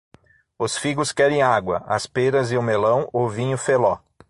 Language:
Portuguese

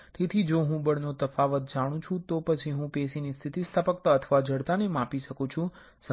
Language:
Gujarati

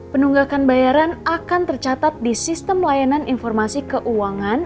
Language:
Indonesian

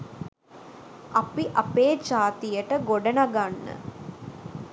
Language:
Sinhala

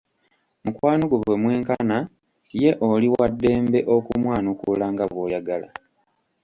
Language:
Ganda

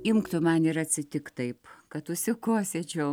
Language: Lithuanian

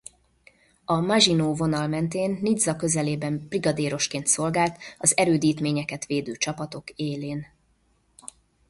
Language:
Hungarian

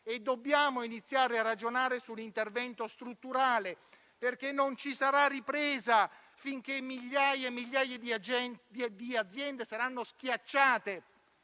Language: Italian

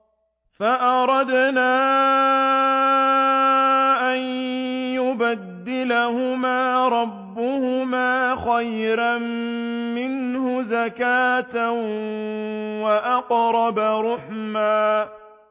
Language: Arabic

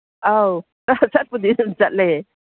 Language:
Manipuri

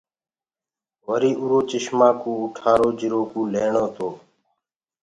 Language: Gurgula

